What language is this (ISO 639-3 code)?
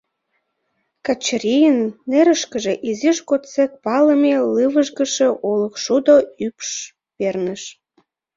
chm